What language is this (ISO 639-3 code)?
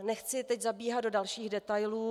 ces